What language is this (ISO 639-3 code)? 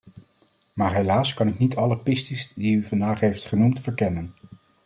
nld